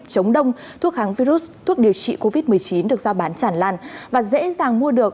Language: Vietnamese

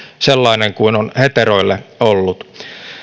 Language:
Finnish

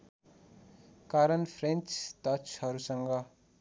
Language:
Nepali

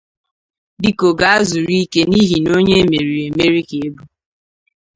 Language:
Igbo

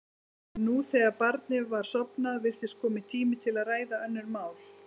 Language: Icelandic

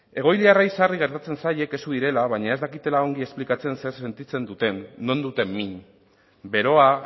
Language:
Basque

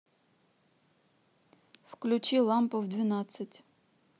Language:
Russian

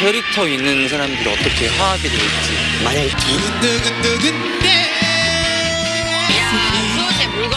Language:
Korean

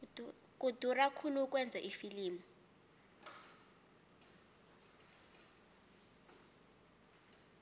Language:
South Ndebele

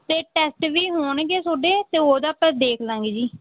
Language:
Punjabi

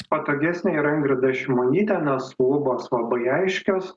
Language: Lithuanian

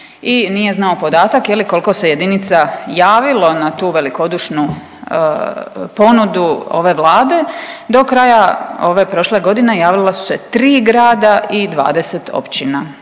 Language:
Croatian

